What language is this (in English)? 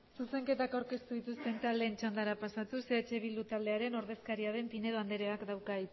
Basque